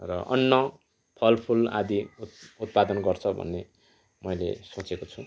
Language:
Nepali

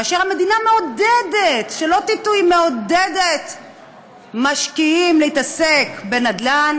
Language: Hebrew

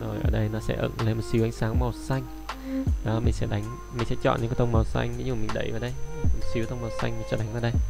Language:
Vietnamese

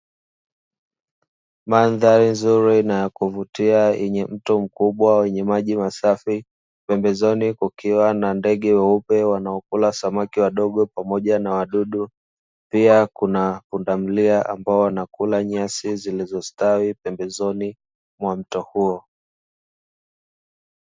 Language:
Swahili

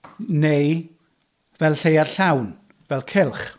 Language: Welsh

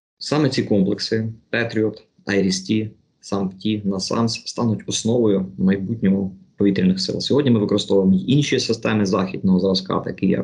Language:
Ukrainian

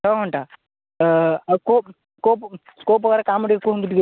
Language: Odia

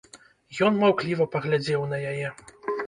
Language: Belarusian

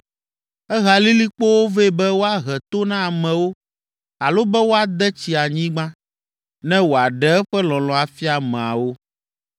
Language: Ewe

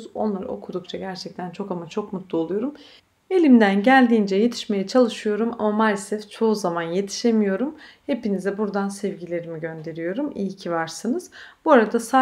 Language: Turkish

